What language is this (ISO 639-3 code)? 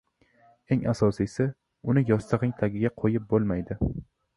uzb